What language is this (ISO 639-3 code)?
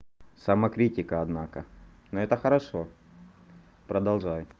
rus